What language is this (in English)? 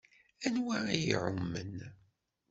Kabyle